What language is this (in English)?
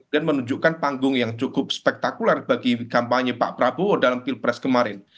Indonesian